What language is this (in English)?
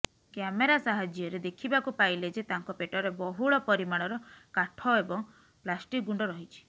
Odia